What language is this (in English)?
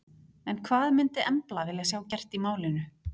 Icelandic